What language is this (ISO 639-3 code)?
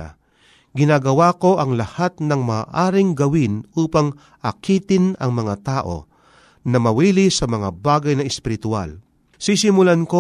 fil